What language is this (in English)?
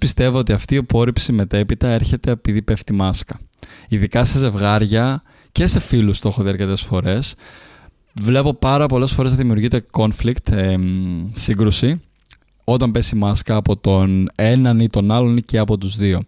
Greek